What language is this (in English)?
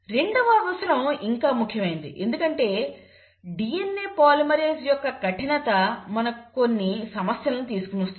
Telugu